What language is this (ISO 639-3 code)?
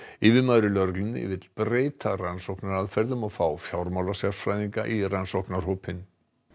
isl